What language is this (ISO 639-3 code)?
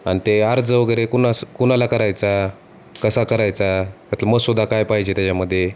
mar